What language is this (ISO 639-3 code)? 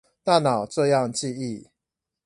zho